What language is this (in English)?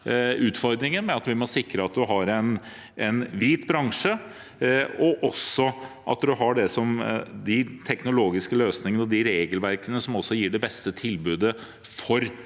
Norwegian